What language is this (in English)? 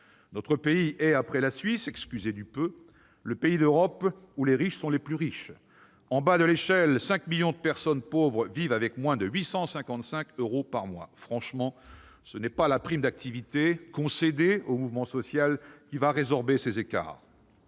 French